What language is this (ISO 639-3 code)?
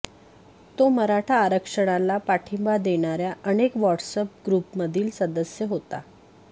mar